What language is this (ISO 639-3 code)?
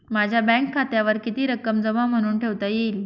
mar